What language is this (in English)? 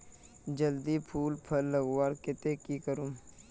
Magahi